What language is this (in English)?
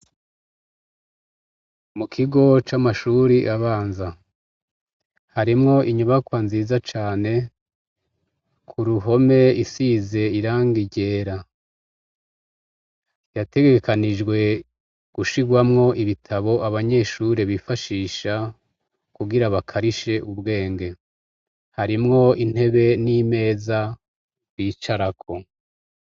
Rundi